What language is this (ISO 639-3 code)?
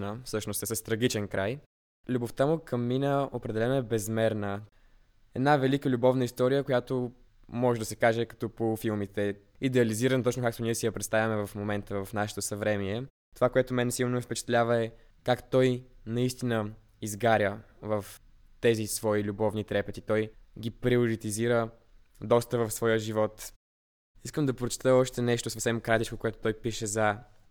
bul